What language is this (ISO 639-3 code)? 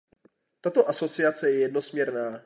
ces